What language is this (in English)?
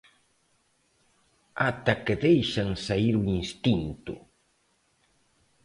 Galician